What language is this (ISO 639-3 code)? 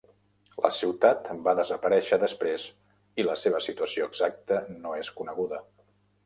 cat